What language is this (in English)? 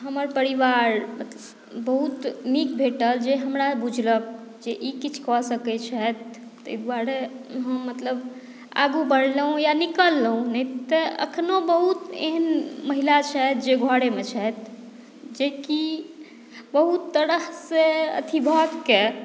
Maithili